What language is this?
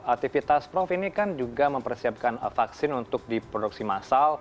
Indonesian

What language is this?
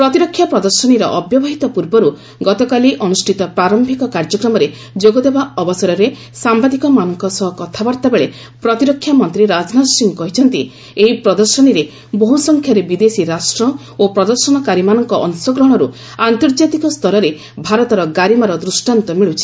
Odia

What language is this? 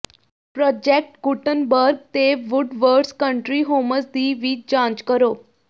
Punjabi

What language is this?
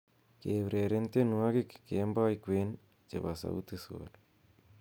Kalenjin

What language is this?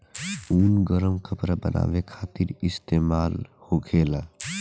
Bhojpuri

